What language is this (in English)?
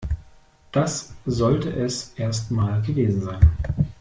German